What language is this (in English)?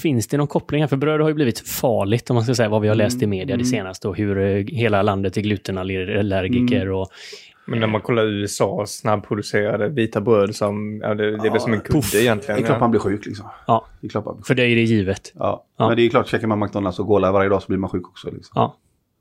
Swedish